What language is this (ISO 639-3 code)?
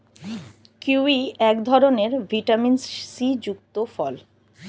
ben